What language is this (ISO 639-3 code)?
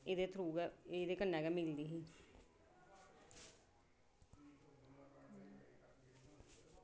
doi